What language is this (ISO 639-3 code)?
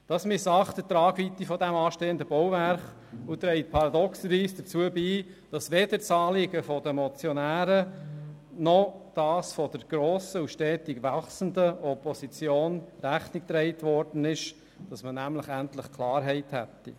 gsw